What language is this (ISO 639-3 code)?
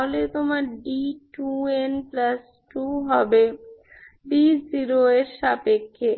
ben